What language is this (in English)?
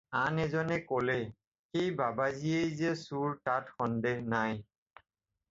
Assamese